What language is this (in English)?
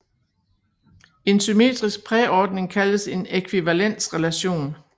Danish